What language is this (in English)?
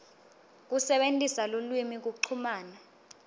Swati